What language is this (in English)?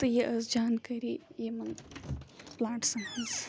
Kashmiri